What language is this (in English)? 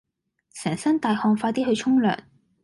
Cantonese